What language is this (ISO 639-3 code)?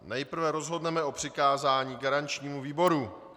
ces